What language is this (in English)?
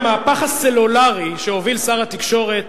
Hebrew